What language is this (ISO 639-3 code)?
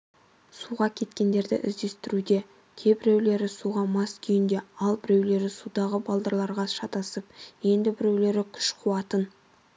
kaz